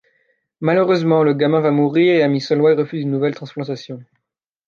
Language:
French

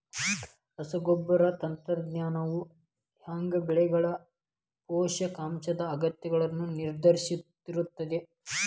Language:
Kannada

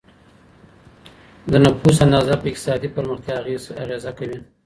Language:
Pashto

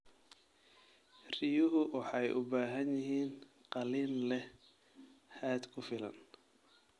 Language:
Somali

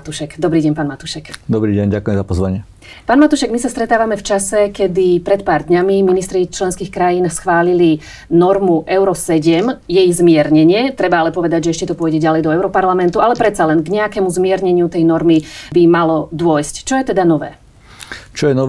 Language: Slovak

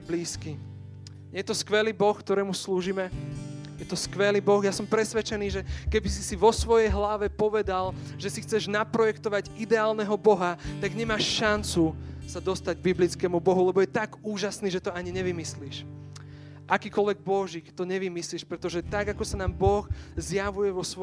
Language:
Slovak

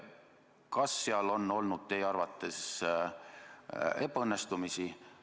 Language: Estonian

